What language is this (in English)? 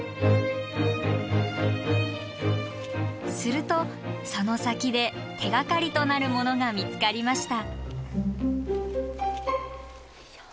Japanese